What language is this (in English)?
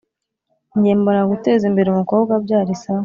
Kinyarwanda